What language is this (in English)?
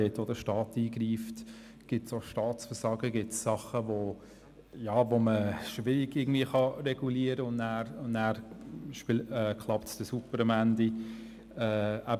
Swiss German